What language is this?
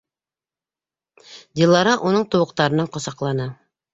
Bashkir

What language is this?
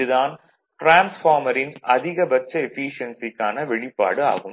Tamil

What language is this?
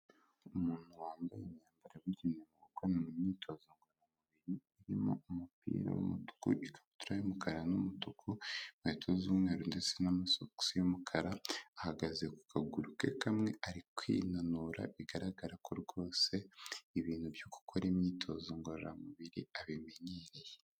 Kinyarwanda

